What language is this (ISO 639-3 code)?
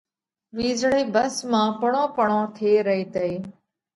kvx